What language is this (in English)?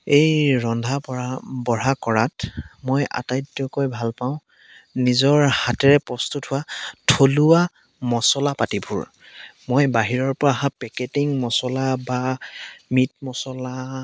Assamese